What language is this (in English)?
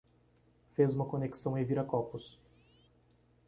Portuguese